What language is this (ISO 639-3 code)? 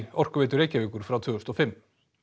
isl